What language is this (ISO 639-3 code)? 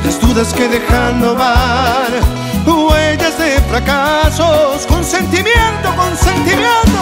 spa